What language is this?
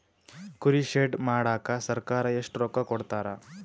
Kannada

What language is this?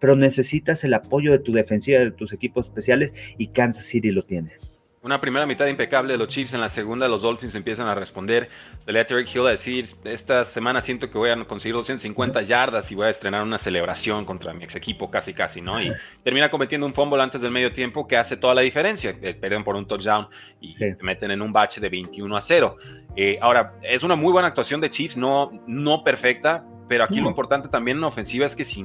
Spanish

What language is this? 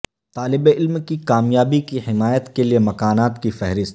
Urdu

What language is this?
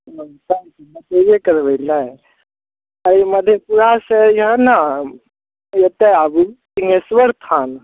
Maithili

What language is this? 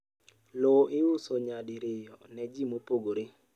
Luo (Kenya and Tanzania)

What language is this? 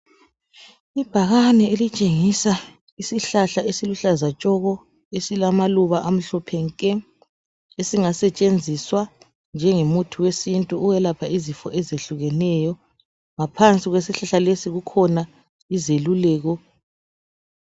North Ndebele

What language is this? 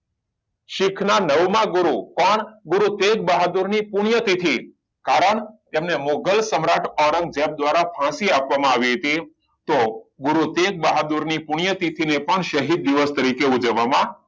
Gujarati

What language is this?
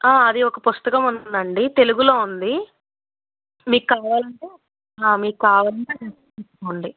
Telugu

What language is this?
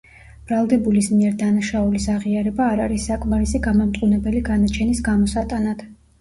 Georgian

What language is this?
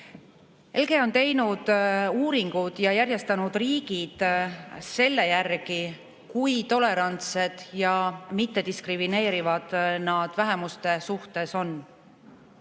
Estonian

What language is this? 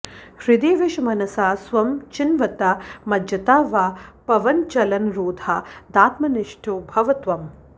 Sanskrit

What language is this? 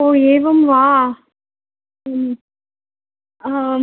Sanskrit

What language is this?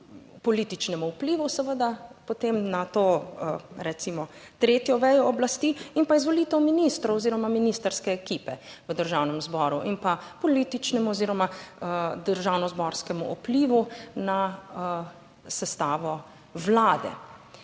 Slovenian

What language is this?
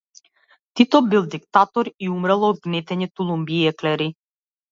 Macedonian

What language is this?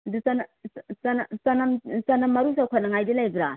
Manipuri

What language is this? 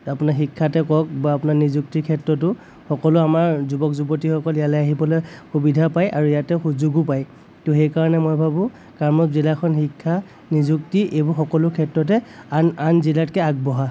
Assamese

